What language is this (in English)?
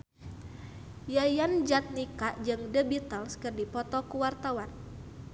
Sundanese